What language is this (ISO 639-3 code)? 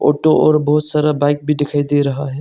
hin